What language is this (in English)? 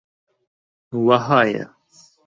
Central Kurdish